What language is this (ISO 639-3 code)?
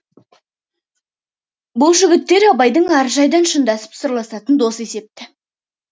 kaz